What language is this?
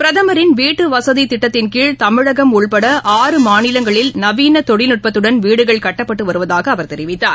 Tamil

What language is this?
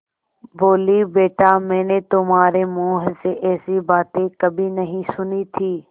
Hindi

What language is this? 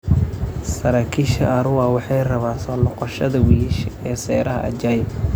Somali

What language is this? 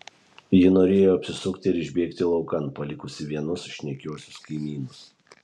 Lithuanian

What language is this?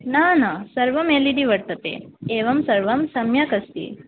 Sanskrit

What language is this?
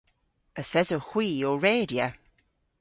Cornish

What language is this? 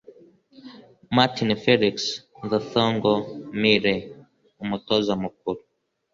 Kinyarwanda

